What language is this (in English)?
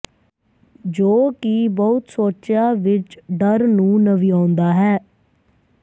Punjabi